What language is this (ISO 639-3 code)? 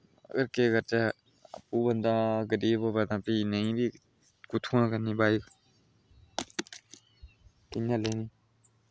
doi